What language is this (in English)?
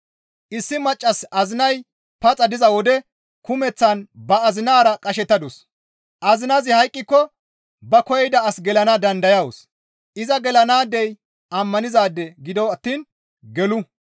Gamo